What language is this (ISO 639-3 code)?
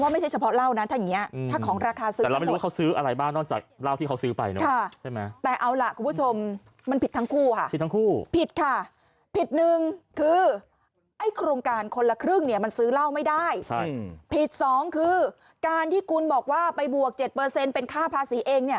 tha